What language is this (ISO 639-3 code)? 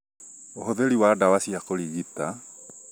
kik